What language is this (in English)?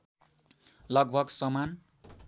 Nepali